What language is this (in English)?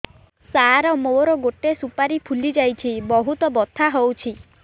Odia